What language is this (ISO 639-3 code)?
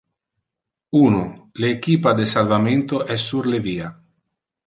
ina